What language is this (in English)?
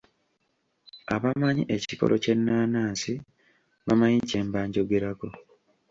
Ganda